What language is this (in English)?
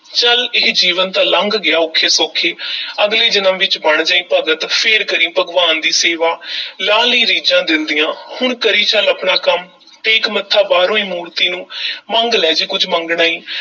Punjabi